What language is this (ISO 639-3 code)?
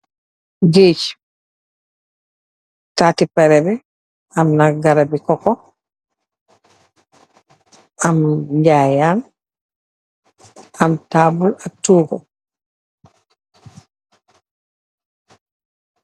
wol